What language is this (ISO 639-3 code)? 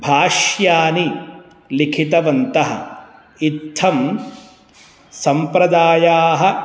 san